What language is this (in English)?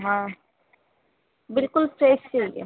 Urdu